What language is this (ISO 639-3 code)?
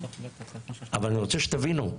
heb